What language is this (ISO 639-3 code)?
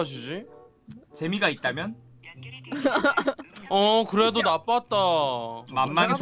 kor